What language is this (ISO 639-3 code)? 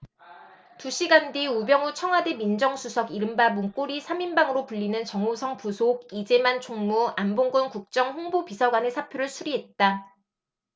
kor